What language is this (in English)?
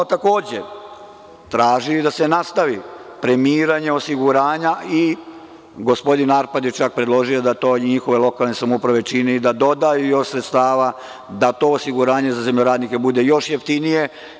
Serbian